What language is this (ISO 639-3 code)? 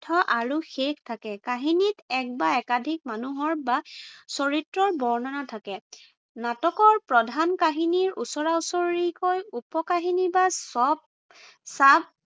asm